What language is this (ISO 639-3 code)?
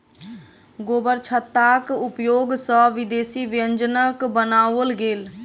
mai